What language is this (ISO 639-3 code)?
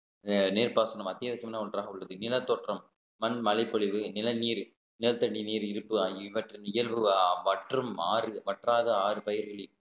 tam